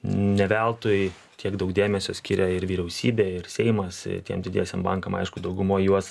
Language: Lithuanian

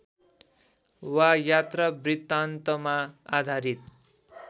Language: Nepali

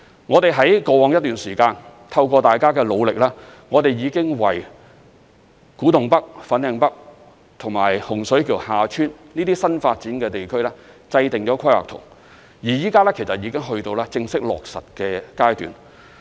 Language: Cantonese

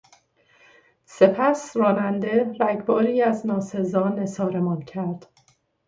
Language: Persian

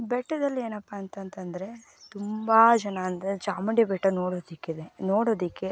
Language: Kannada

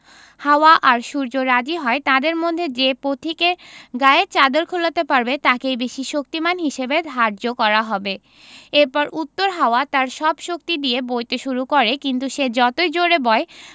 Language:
Bangla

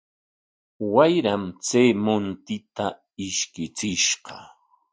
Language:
Corongo Ancash Quechua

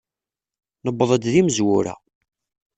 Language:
Kabyle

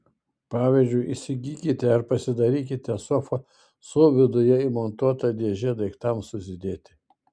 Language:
Lithuanian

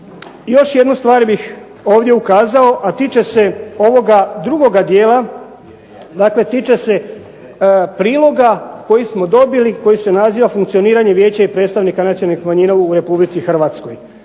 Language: Croatian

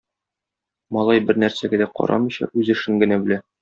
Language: Tatar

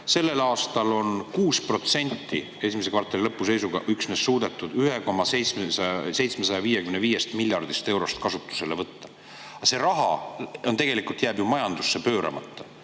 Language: Estonian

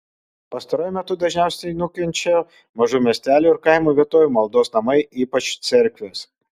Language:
Lithuanian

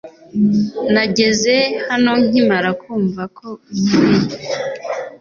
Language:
Kinyarwanda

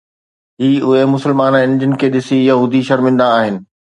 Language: Sindhi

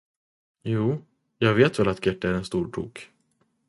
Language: Swedish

